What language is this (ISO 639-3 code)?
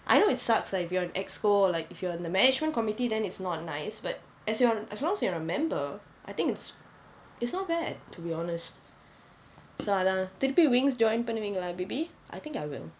eng